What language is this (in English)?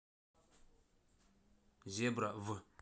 Russian